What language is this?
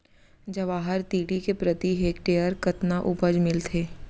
Chhattisgarhi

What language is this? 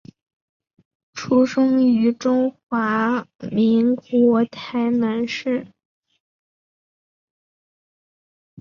Chinese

